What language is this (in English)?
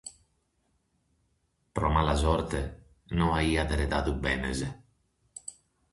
Sardinian